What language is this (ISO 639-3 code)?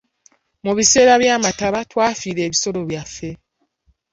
lug